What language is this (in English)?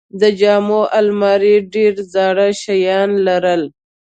Pashto